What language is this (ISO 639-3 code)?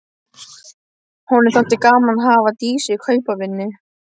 isl